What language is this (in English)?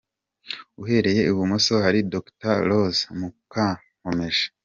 Kinyarwanda